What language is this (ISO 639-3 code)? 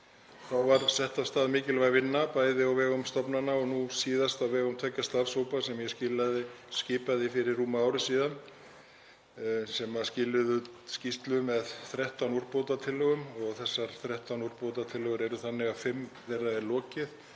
isl